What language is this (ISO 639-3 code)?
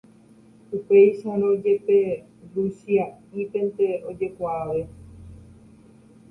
grn